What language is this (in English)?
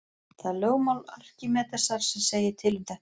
Icelandic